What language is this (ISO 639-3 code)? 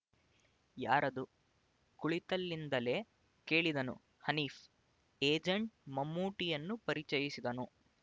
kan